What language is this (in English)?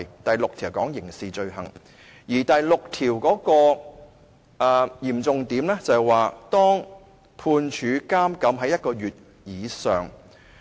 Cantonese